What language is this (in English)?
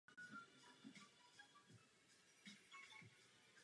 Czech